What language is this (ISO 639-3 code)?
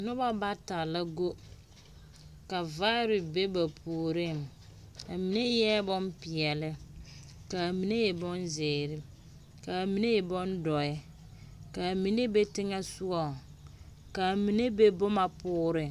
dga